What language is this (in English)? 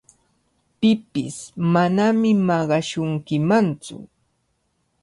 Cajatambo North Lima Quechua